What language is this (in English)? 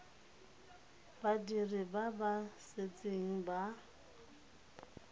Tswana